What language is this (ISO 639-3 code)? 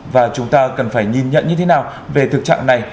vie